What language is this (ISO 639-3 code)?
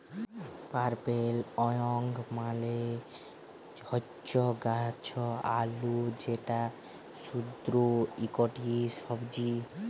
ben